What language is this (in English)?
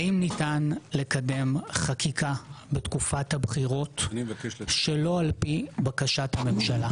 Hebrew